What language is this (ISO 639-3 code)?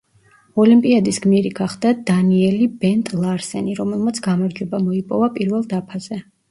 kat